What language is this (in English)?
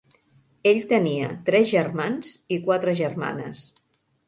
Catalan